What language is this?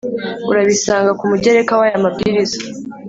Kinyarwanda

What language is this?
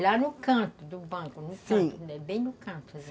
Portuguese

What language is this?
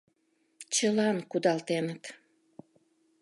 Mari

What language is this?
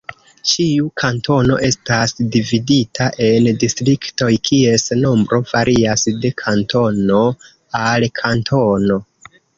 Esperanto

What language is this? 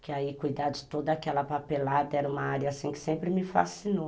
Portuguese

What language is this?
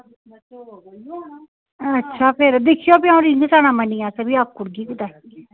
Dogri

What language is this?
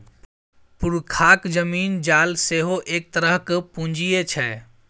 Maithili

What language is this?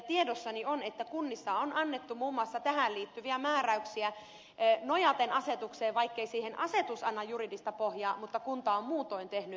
Finnish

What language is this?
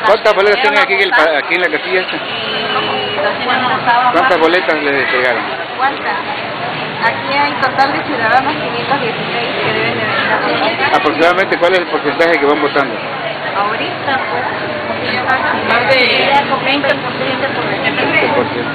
Spanish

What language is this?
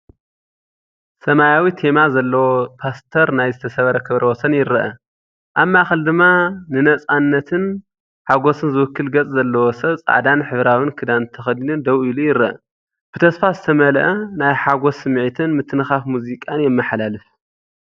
Tigrinya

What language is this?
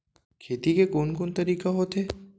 Chhattisgarhi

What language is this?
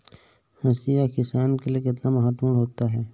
Hindi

